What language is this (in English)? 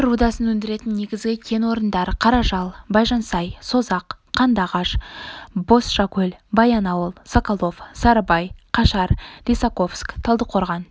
Kazakh